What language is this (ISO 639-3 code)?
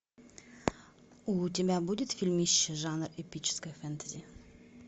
rus